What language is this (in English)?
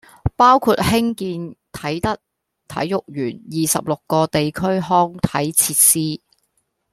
Cantonese